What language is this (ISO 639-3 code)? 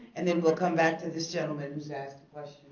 eng